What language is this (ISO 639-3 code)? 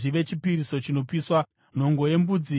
sna